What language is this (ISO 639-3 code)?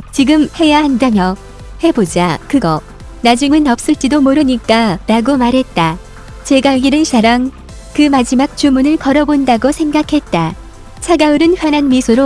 kor